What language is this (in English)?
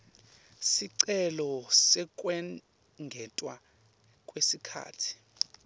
Swati